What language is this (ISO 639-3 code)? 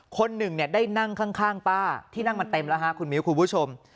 tha